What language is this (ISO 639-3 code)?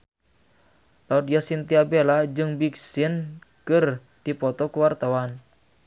sun